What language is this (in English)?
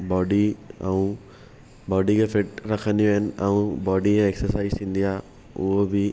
Sindhi